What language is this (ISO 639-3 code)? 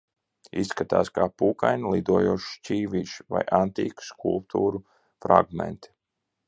lav